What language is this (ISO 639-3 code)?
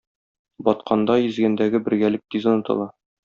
tat